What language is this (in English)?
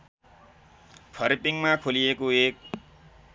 Nepali